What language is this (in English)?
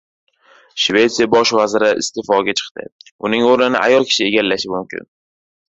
Uzbek